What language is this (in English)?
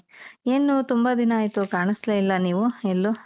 Kannada